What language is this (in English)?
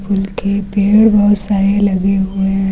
Hindi